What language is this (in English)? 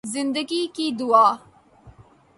Urdu